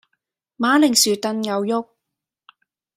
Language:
Cantonese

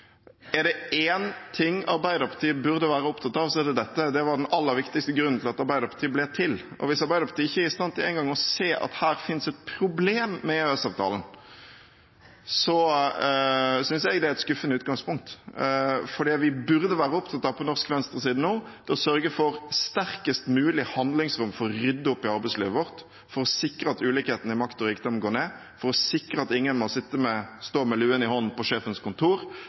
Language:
Norwegian Bokmål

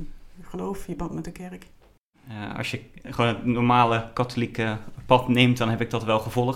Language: Dutch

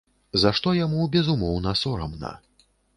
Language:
Belarusian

